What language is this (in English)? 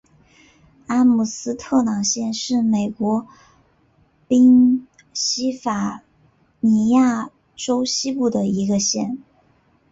Chinese